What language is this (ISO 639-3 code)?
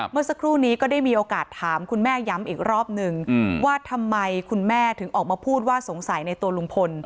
tha